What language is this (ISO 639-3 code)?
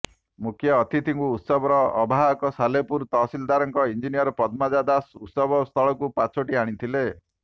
ori